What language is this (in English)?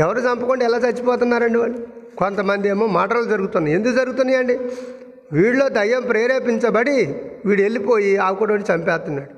Telugu